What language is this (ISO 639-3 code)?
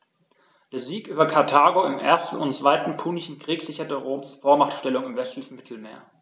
deu